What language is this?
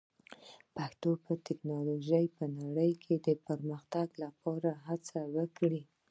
Pashto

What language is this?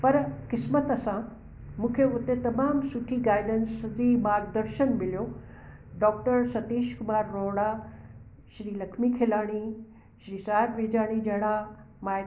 Sindhi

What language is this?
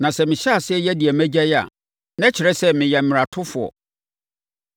Akan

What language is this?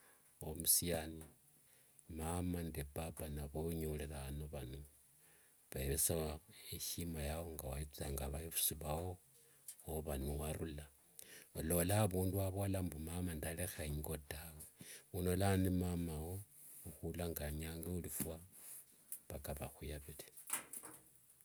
Wanga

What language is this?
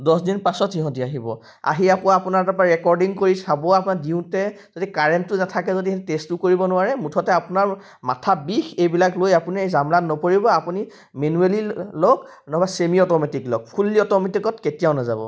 Assamese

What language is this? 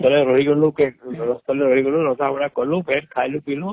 Odia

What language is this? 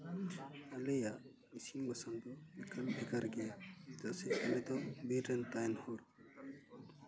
Santali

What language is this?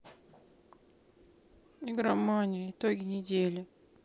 Russian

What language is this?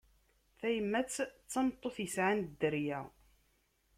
Kabyle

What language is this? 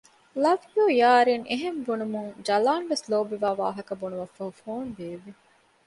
Divehi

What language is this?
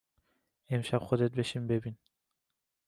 Persian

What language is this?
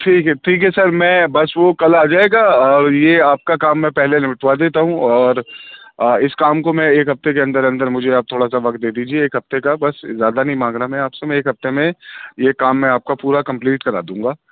Urdu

